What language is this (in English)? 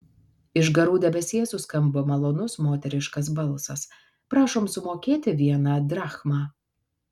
Lithuanian